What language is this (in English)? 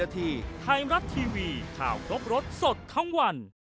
Thai